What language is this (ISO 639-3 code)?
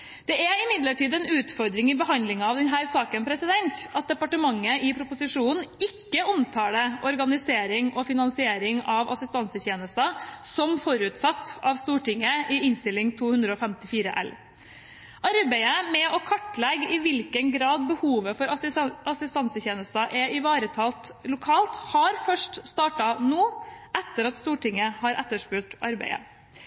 nob